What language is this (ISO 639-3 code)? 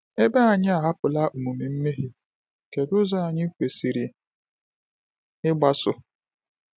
ibo